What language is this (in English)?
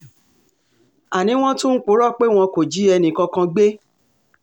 Yoruba